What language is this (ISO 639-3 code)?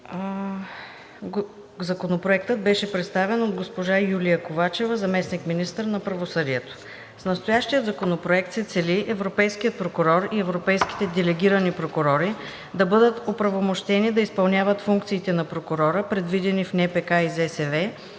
bul